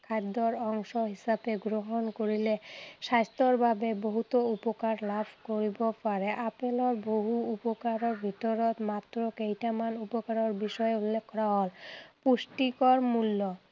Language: Assamese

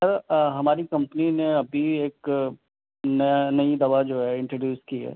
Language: Urdu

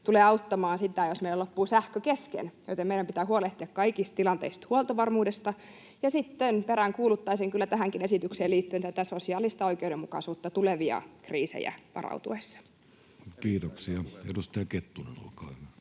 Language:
Finnish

